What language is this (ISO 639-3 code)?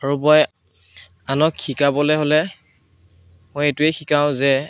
asm